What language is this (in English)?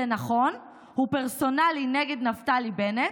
Hebrew